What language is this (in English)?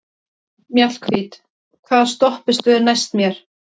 Icelandic